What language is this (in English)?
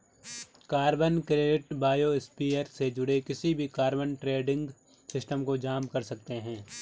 Hindi